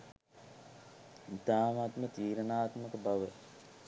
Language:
Sinhala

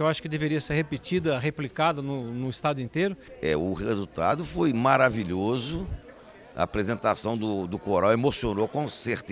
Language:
Portuguese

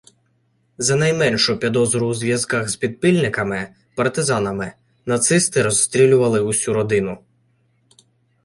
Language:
Ukrainian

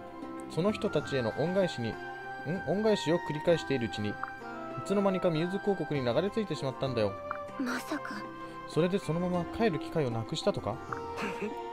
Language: Japanese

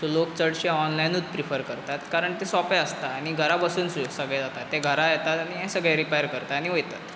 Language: Konkani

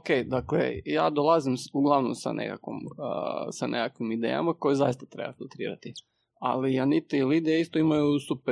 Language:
Croatian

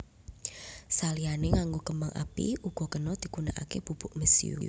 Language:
Javanese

